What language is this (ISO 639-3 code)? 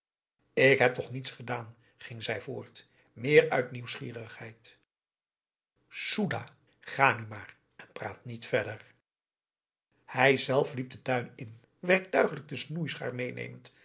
nld